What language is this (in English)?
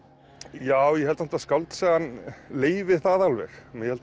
Icelandic